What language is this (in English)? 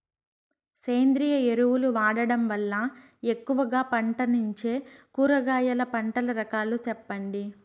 Telugu